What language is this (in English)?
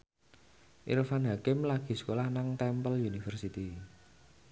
Javanese